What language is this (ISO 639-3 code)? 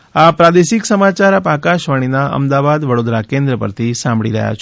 guj